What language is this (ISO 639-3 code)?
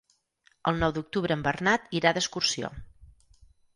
cat